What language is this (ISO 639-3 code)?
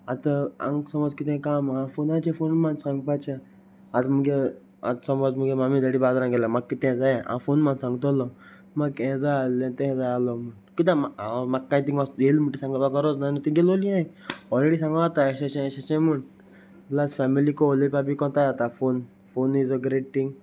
kok